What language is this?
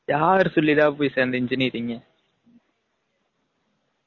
Tamil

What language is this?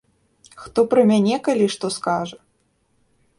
Belarusian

